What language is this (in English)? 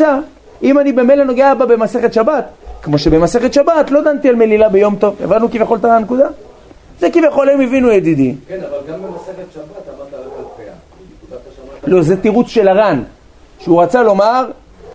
Hebrew